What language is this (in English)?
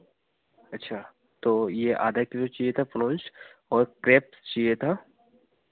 Hindi